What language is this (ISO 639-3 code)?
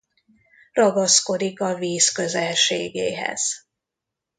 hun